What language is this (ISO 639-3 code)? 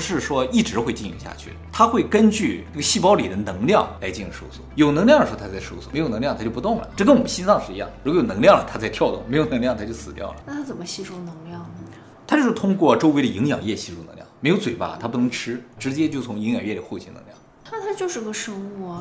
zho